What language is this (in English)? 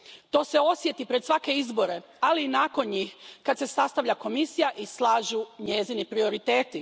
Croatian